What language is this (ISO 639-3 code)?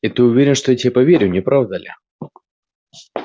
rus